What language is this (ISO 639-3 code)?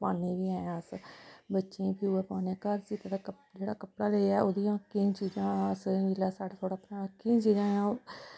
doi